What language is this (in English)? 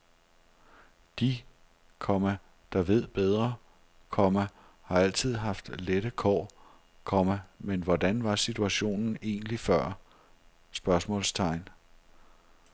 Danish